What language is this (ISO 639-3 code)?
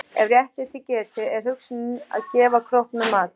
isl